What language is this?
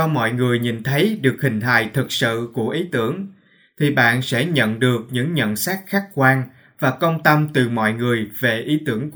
Vietnamese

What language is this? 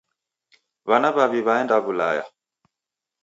Taita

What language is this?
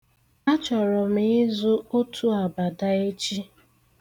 Igbo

